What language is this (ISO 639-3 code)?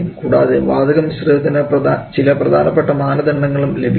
mal